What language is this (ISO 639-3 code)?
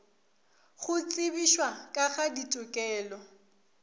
nso